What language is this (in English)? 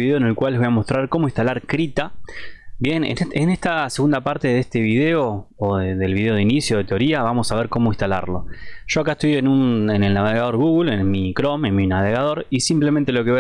Spanish